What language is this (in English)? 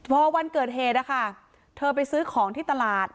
Thai